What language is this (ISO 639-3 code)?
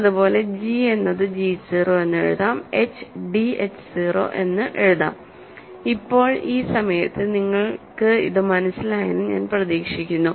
mal